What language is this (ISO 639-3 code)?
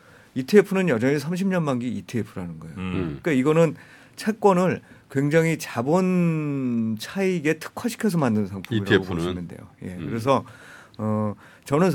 kor